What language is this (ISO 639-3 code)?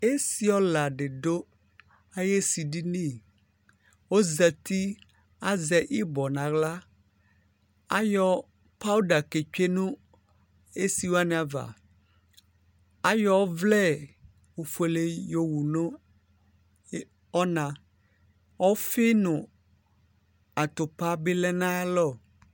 kpo